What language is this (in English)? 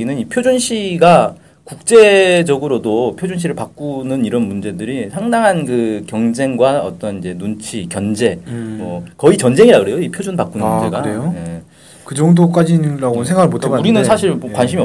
Korean